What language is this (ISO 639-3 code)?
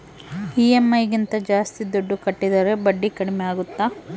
kan